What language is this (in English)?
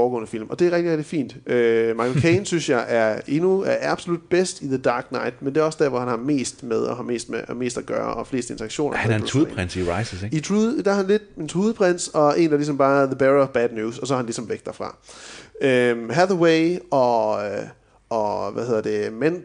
Danish